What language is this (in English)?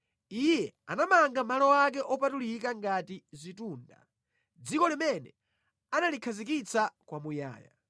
Nyanja